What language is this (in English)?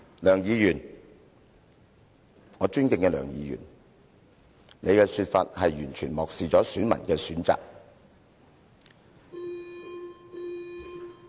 Cantonese